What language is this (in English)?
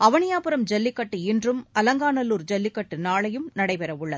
Tamil